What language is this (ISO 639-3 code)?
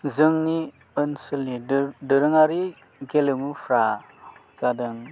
brx